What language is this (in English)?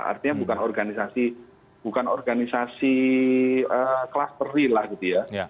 Indonesian